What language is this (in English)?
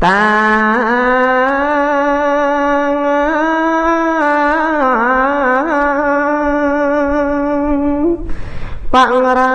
Vietnamese